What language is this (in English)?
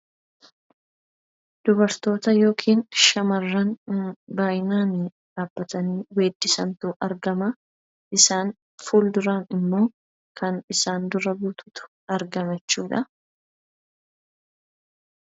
Oromo